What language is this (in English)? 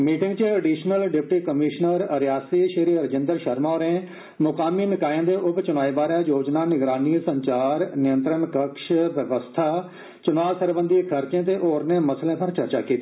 Dogri